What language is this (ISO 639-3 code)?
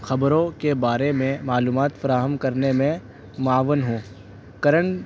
urd